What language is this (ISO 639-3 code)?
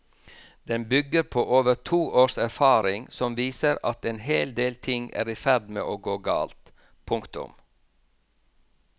nor